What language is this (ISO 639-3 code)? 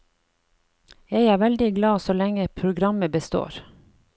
nor